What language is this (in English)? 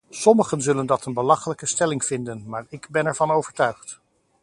Dutch